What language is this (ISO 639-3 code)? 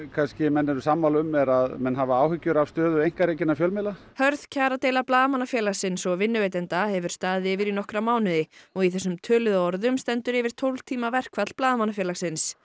isl